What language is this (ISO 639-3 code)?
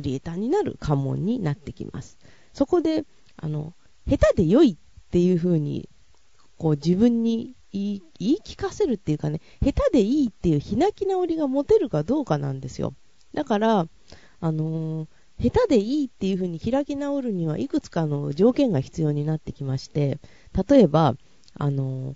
jpn